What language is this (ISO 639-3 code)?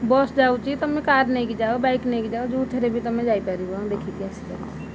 ori